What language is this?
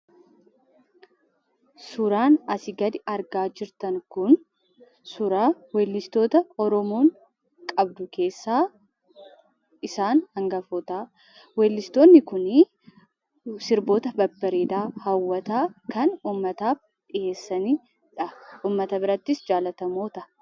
Oromo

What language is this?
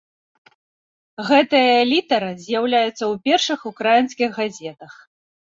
Belarusian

